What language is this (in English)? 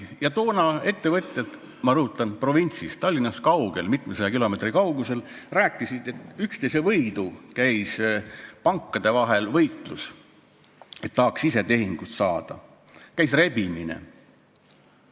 Estonian